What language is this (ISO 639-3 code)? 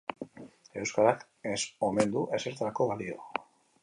eus